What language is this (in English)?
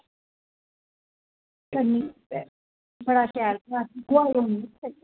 Dogri